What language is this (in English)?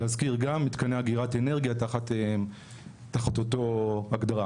Hebrew